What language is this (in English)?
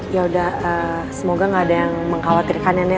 Indonesian